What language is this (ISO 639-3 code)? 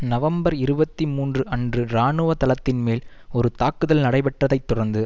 tam